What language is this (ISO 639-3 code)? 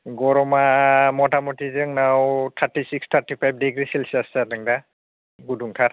brx